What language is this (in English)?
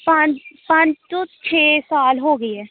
Punjabi